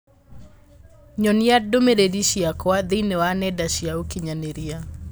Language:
Kikuyu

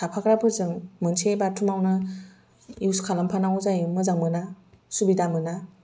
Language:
Bodo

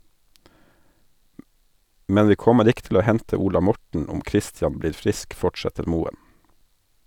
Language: Norwegian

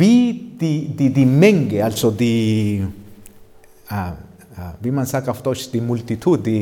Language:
German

